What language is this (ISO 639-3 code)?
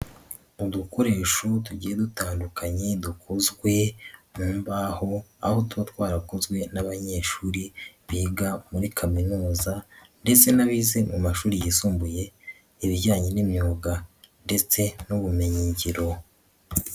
kin